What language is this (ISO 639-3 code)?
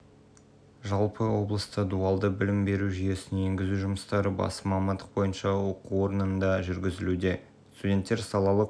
kaz